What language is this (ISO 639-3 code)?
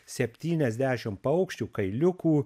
lit